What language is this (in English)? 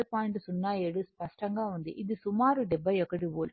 Telugu